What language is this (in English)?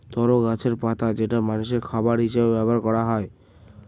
Bangla